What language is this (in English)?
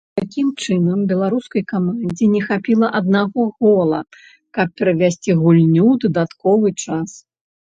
Belarusian